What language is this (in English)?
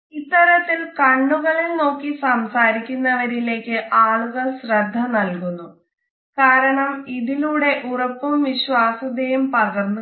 Malayalam